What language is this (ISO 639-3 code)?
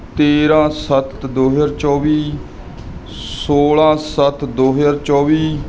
pan